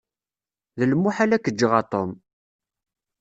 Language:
Kabyle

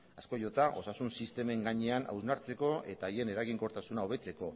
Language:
Basque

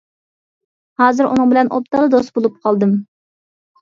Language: Uyghur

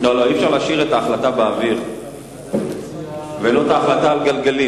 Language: Hebrew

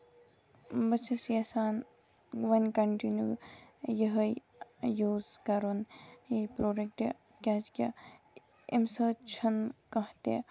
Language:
Kashmiri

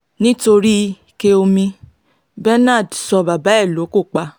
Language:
Yoruba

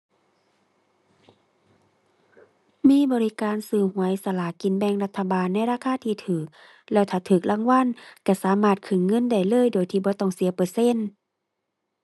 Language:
Thai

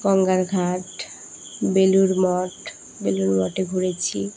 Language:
Bangla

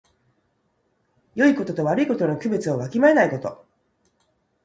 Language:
Japanese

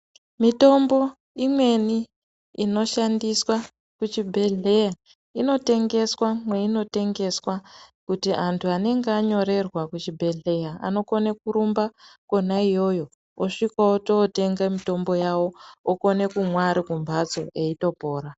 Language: Ndau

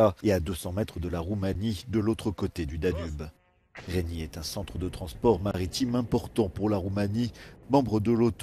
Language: French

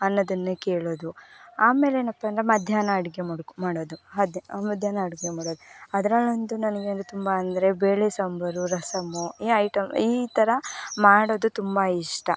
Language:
Kannada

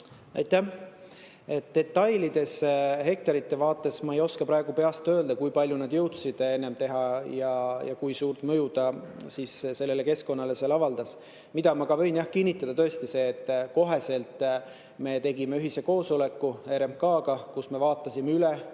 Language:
Estonian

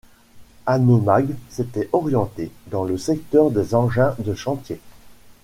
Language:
French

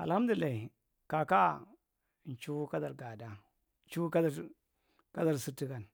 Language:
Marghi Central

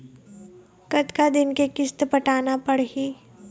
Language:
Chhattisgarhi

